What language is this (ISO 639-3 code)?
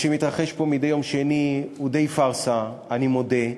heb